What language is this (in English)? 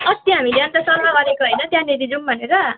Nepali